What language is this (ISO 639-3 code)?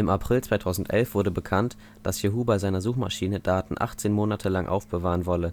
deu